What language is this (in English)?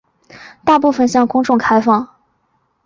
Chinese